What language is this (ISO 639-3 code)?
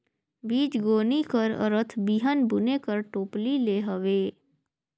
hne